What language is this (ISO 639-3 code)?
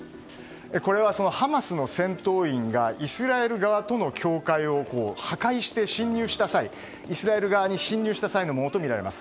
jpn